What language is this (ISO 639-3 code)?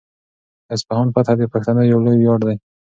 pus